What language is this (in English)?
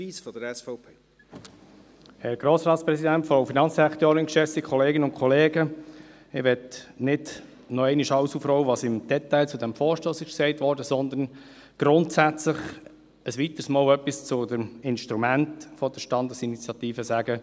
Swiss German